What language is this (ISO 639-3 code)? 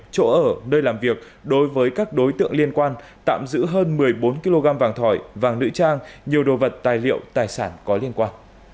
vie